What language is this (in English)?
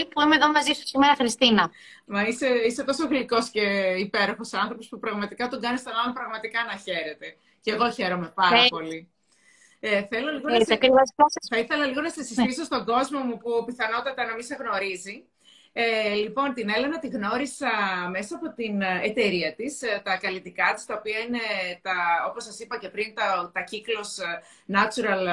Greek